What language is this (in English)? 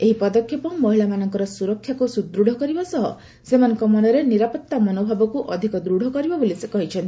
Odia